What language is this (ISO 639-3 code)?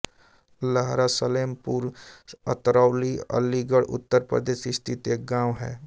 hin